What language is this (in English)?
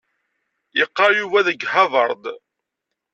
Kabyle